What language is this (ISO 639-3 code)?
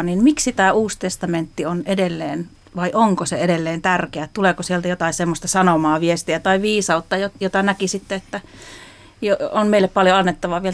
fin